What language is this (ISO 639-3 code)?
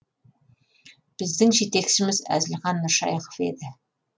kaz